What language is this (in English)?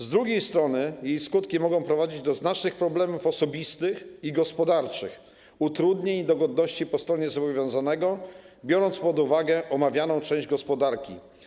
Polish